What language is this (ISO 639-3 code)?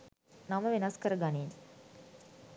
sin